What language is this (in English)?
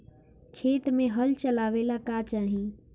Bhojpuri